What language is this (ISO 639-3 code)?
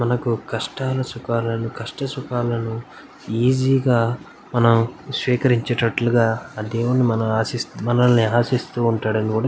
tel